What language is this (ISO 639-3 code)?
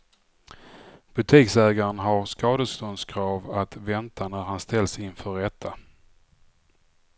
swe